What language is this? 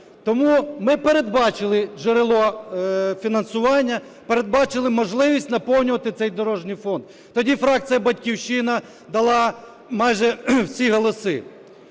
Ukrainian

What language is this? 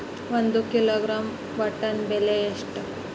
Kannada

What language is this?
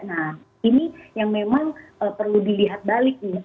Indonesian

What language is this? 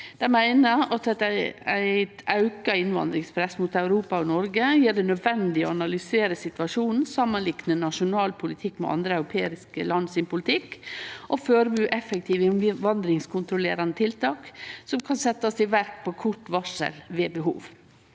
Norwegian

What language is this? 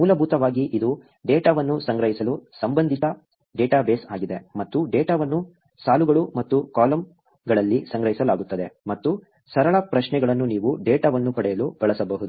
Kannada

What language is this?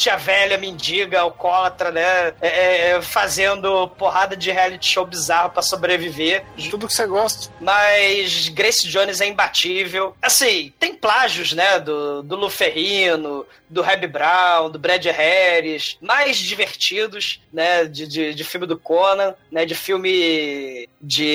Portuguese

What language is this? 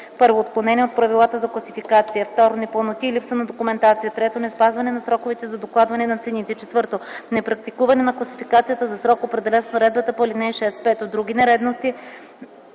Bulgarian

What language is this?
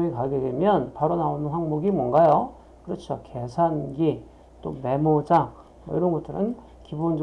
Korean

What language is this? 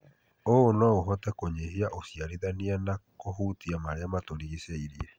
Kikuyu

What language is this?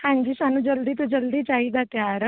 Punjabi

